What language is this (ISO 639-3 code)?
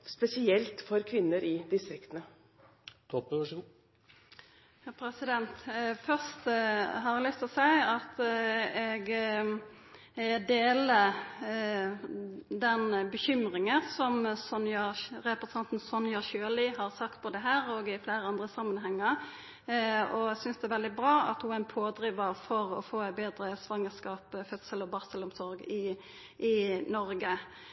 nor